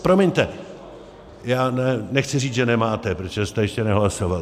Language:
Czech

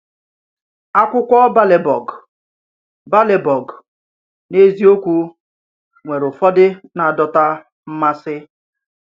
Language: Igbo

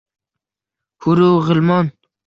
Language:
Uzbek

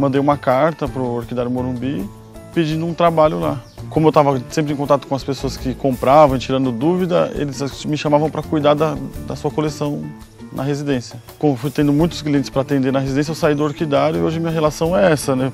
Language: Portuguese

